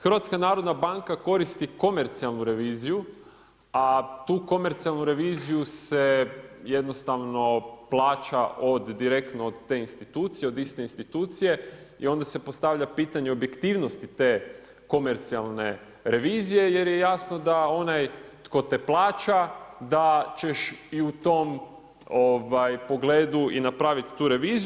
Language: Croatian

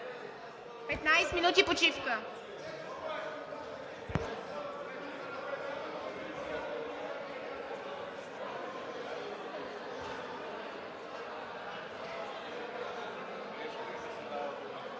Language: Bulgarian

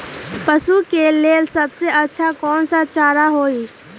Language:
Magahi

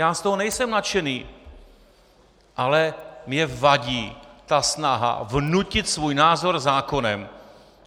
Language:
Czech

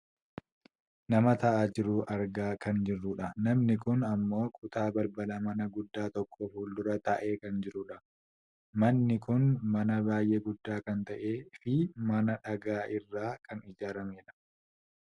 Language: Oromo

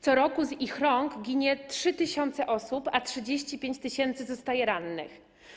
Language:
Polish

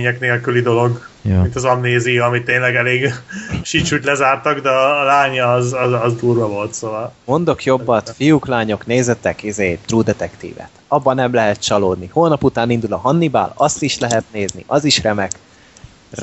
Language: Hungarian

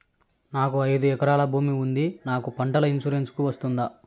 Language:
Telugu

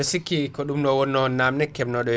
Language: Fula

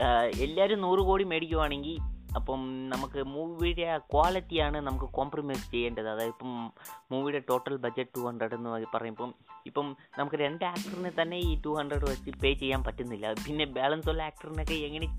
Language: Malayalam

